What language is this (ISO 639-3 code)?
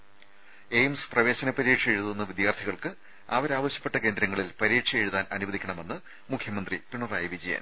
mal